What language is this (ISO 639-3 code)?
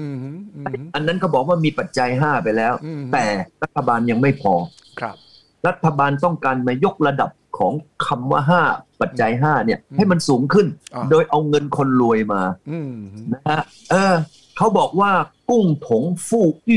tha